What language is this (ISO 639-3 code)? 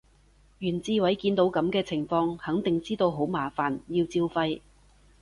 yue